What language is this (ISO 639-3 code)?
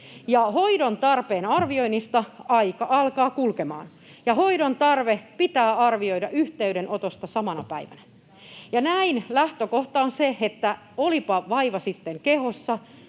fin